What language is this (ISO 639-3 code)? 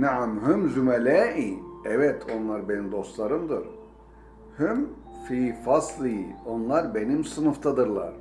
tur